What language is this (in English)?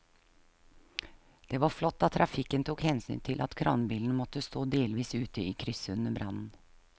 Norwegian